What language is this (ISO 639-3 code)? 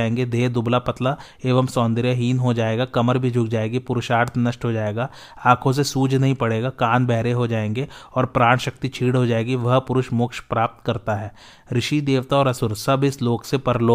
hin